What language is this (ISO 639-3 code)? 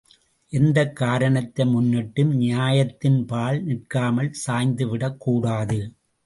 tam